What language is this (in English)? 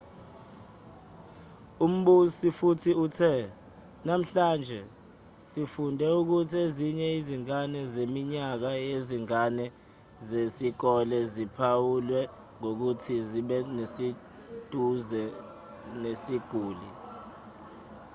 Zulu